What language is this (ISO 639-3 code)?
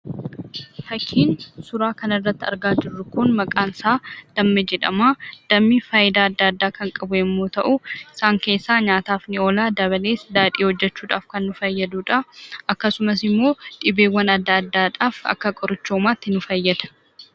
orm